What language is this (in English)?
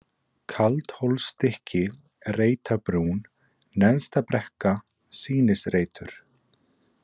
Icelandic